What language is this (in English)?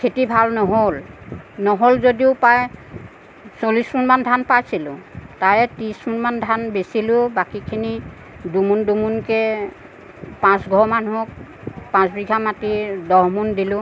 Assamese